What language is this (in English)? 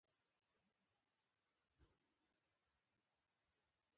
Pashto